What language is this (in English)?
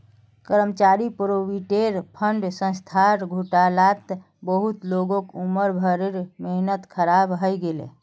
Magahi